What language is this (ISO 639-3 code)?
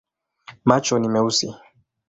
swa